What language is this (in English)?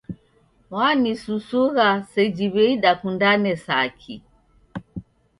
Taita